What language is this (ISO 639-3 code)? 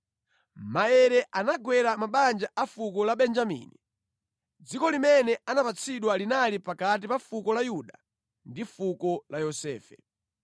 nya